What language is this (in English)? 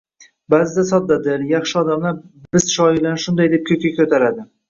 Uzbek